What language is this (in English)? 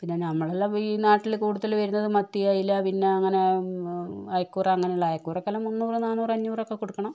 Malayalam